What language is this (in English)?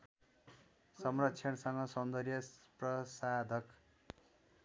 Nepali